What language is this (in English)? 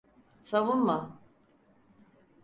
Turkish